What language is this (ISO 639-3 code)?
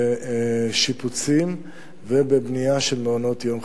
heb